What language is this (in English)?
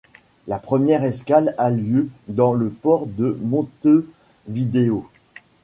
French